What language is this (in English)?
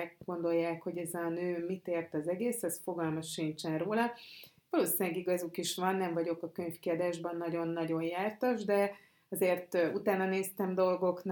Hungarian